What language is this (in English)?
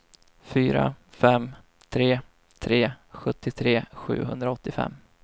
Swedish